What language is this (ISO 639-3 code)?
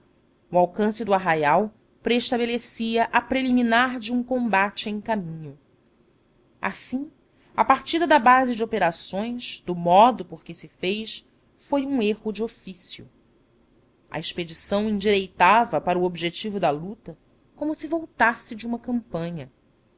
por